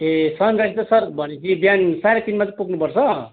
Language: Nepali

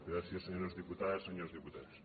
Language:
Catalan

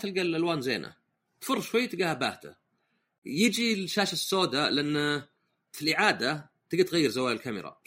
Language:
Arabic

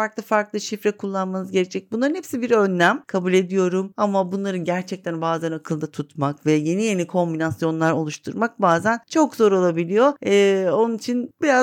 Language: Turkish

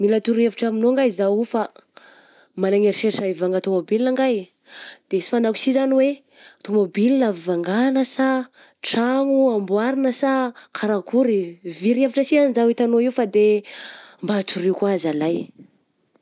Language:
Southern Betsimisaraka Malagasy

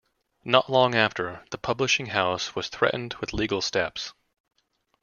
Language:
English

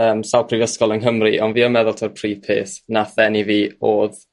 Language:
Welsh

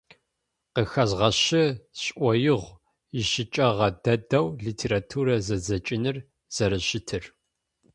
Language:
Adyghe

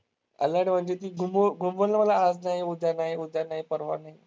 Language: Marathi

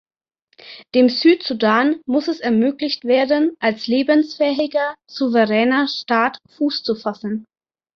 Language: German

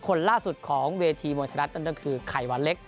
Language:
Thai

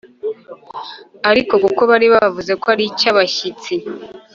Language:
Kinyarwanda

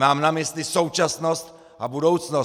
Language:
Czech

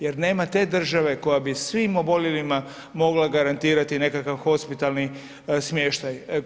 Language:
Croatian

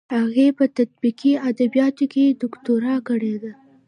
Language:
Pashto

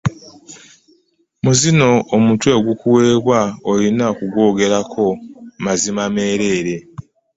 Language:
Ganda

